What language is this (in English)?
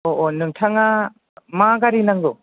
Bodo